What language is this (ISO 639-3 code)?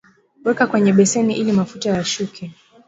swa